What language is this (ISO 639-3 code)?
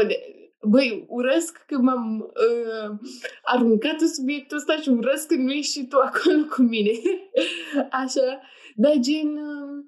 ron